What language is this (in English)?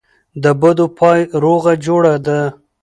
Pashto